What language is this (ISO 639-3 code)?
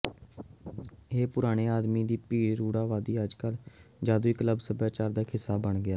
pan